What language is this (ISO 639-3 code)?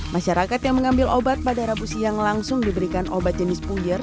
ind